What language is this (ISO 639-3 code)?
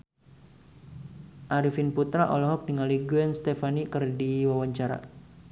sun